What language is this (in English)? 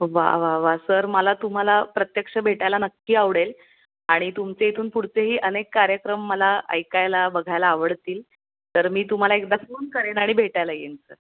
Marathi